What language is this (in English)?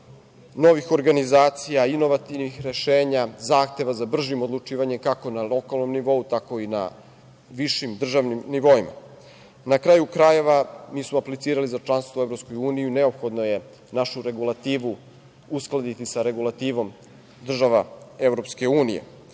Serbian